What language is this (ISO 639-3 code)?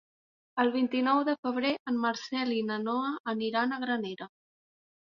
cat